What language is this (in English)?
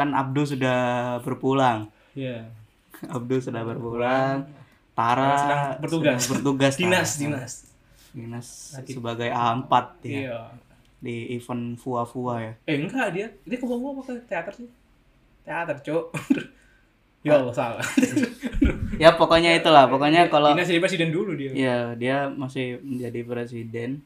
Indonesian